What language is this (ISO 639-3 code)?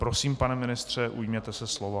ces